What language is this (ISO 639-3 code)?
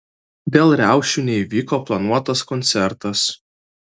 lit